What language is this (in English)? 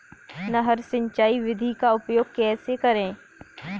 Hindi